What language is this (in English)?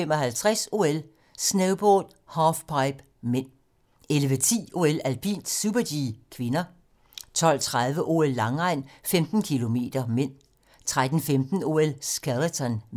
Danish